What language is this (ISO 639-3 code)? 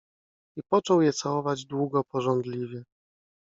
pol